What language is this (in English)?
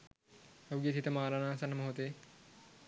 Sinhala